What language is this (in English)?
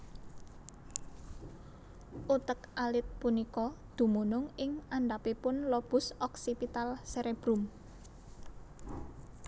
Javanese